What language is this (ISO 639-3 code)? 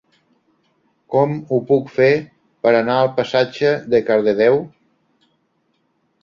cat